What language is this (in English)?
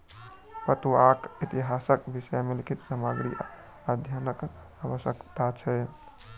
Maithili